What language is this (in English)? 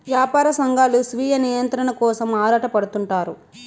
Telugu